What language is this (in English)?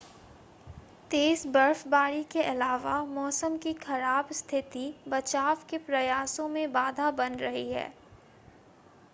Hindi